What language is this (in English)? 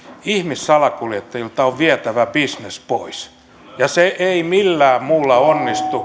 Finnish